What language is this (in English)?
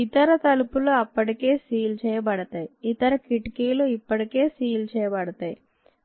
Telugu